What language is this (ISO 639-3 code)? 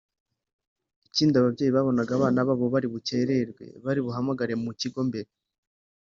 kin